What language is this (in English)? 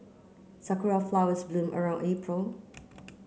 English